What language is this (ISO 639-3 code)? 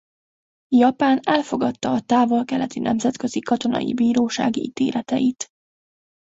hun